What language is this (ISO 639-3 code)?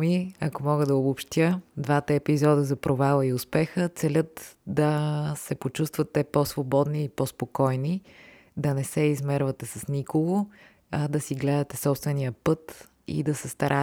bul